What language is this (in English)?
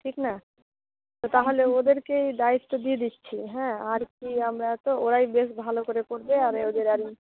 Bangla